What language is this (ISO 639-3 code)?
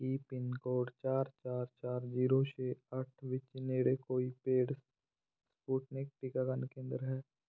pan